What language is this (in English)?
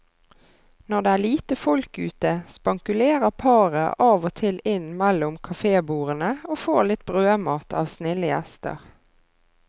Norwegian